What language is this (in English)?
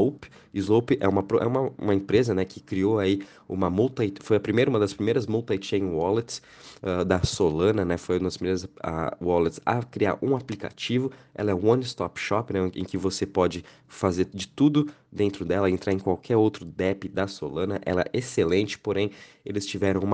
Portuguese